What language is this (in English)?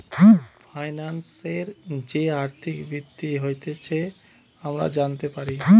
Bangla